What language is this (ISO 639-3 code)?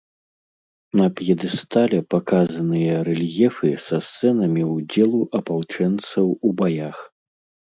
bel